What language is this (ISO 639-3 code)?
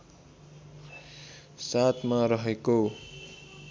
nep